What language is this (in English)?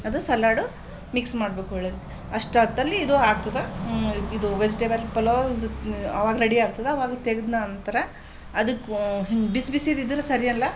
Kannada